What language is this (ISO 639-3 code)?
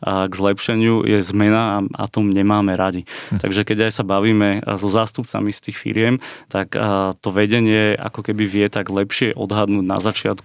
slk